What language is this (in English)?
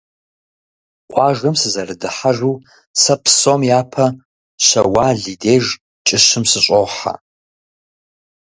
Kabardian